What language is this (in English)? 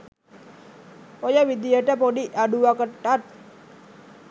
Sinhala